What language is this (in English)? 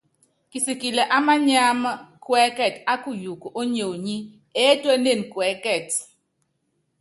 Yangben